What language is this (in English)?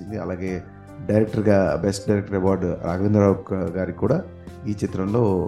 Telugu